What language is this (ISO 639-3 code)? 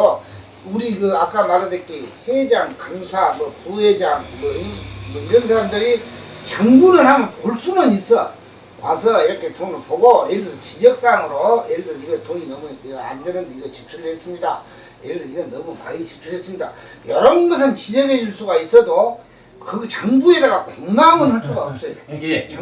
kor